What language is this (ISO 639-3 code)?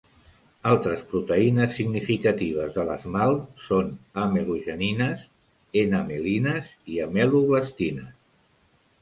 cat